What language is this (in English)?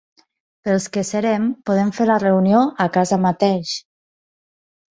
Catalan